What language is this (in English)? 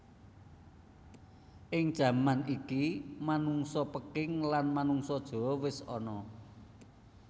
Javanese